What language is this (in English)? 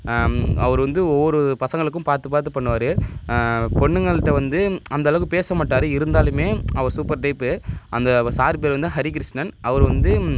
Tamil